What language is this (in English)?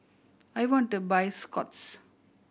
English